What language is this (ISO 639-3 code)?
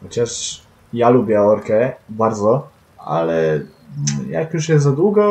pol